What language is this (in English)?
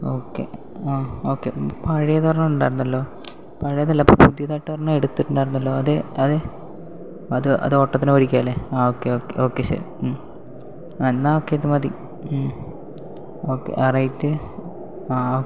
Malayalam